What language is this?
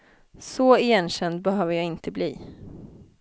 Swedish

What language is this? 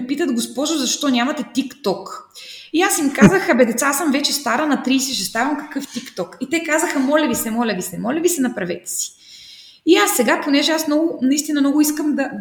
Bulgarian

